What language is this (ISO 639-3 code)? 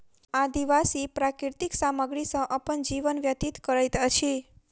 mai